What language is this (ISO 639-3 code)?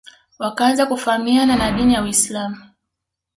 swa